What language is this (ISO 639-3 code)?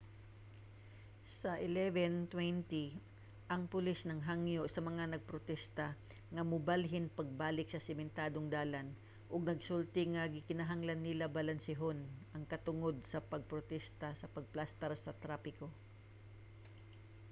ceb